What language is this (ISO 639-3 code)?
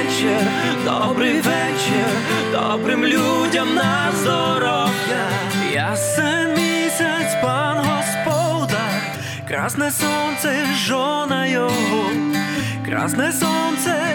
ukr